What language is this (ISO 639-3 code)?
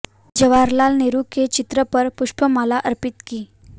hin